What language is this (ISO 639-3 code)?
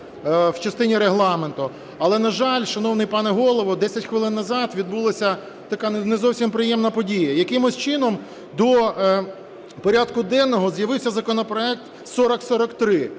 ukr